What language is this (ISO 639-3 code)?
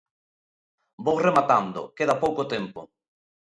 glg